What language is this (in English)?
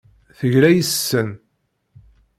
Kabyle